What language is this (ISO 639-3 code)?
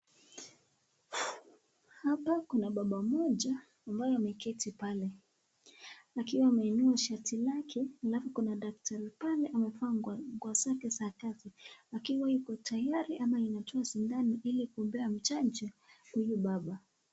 swa